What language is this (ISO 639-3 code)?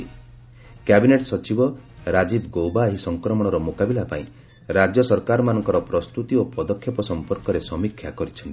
ori